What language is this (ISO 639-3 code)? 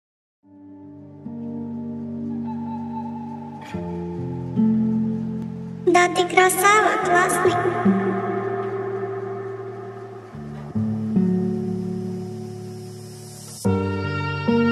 kor